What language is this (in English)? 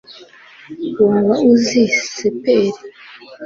Kinyarwanda